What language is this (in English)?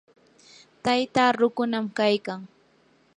Yanahuanca Pasco Quechua